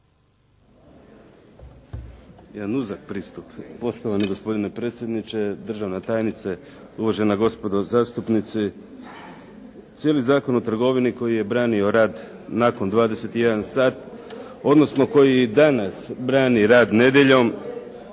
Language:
Croatian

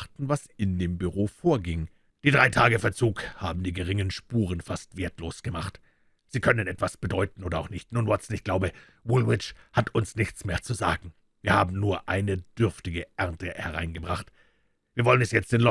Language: German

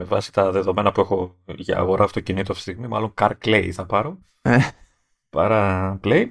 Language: Greek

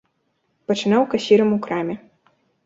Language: Belarusian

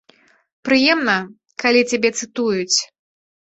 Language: Belarusian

